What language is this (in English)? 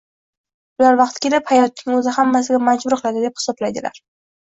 Uzbek